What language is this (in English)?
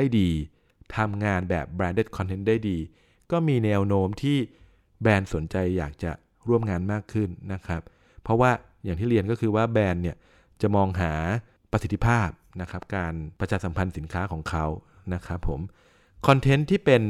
Thai